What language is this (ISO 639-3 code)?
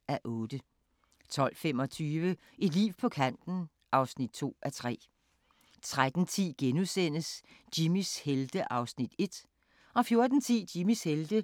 dan